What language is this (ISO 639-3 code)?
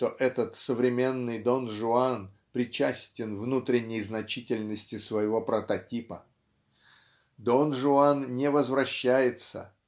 rus